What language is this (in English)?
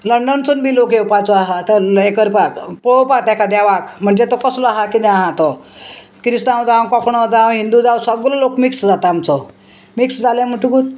Konkani